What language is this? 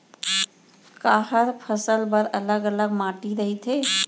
Chhattisgarhi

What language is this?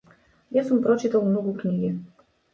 Macedonian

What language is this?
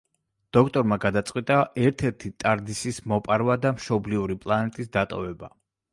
Georgian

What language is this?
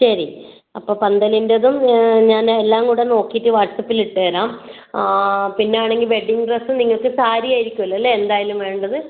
Malayalam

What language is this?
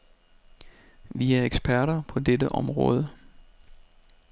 Danish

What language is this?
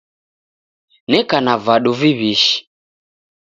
Taita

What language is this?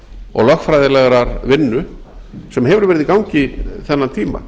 Icelandic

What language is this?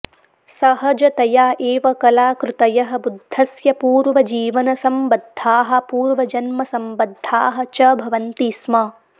Sanskrit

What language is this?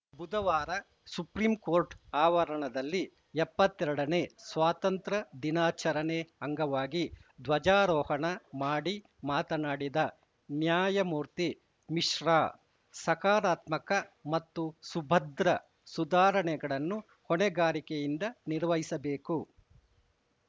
Kannada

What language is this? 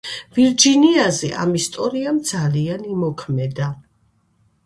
Georgian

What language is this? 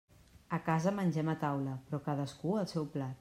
Catalan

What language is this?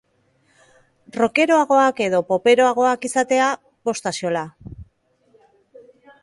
Basque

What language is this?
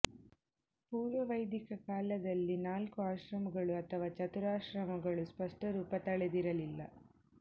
Kannada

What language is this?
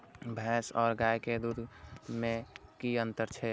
Maithili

